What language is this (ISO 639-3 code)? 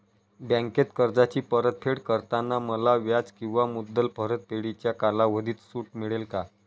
mar